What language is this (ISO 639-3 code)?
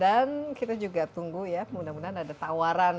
ind